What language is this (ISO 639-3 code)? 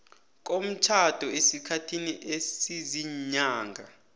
nbl